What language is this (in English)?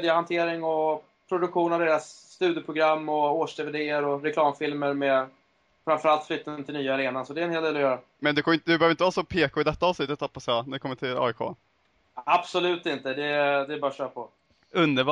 Swedish